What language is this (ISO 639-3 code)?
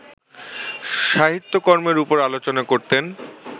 ben